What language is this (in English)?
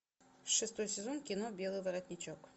Russian